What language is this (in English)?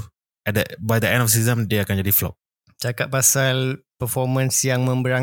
Malay